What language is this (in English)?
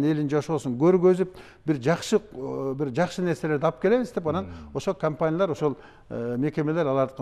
Turkish